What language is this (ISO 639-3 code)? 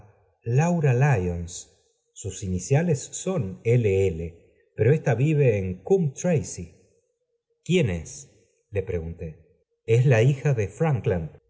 spa